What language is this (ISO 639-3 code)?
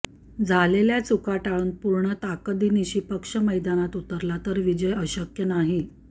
mar